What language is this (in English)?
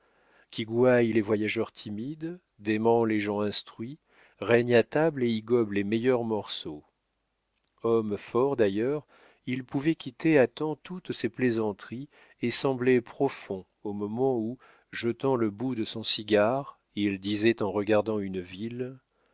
French